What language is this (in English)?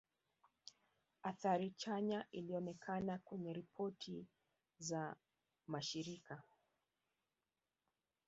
Swahili